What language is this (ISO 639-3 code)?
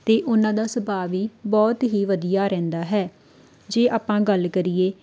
pan